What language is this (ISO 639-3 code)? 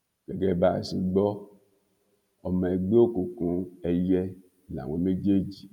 yor